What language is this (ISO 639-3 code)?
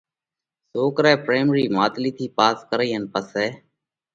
kvx